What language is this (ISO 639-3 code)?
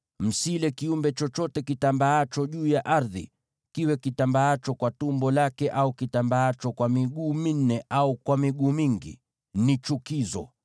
swa